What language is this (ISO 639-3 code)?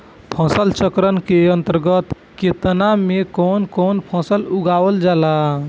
bho